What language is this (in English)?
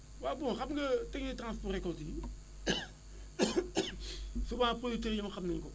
Wolof